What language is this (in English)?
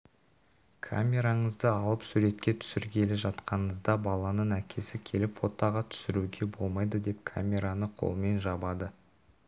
Kazakh